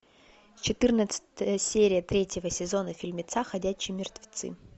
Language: Russian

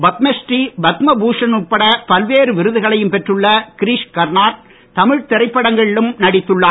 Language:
Tamil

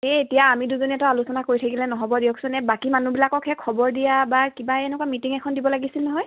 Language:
Assamese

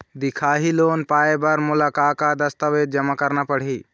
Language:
Chhattisgarhi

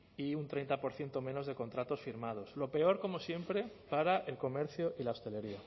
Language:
Spanish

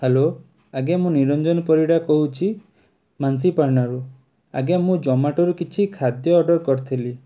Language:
Odia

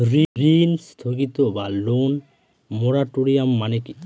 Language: Bangla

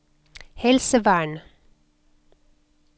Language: Norwegian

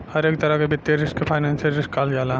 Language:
Bhojpuri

